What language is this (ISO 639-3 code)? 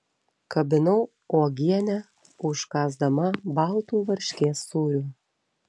lit